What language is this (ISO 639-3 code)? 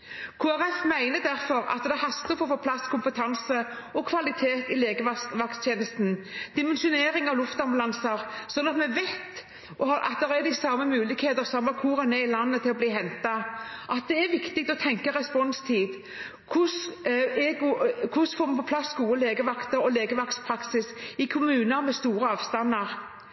nob